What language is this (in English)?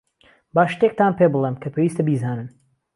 Central Kurdish